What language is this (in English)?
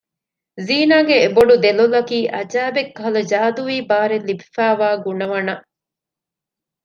Divehi